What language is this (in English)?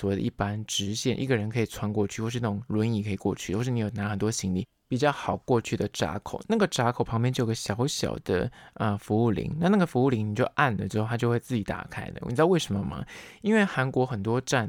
Chinese